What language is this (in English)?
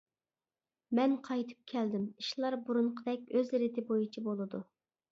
Uyghur